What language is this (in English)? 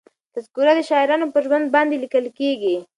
Pashto